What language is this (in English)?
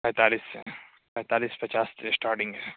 Urdu